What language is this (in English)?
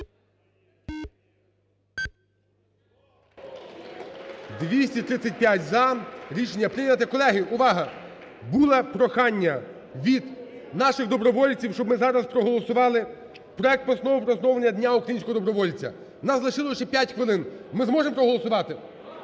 Ukrainian